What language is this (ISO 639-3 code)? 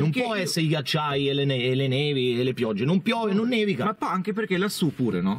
ita